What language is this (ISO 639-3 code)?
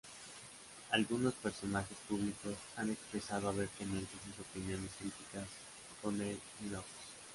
spa